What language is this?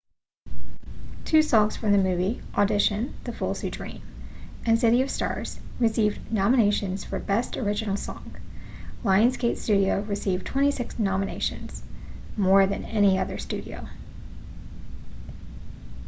English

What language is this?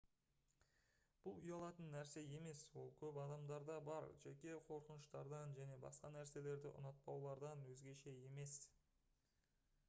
Kazakh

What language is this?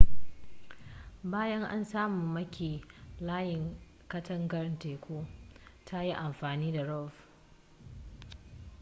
Hausa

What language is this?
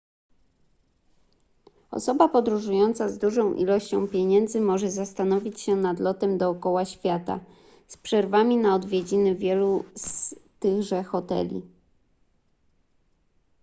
Polish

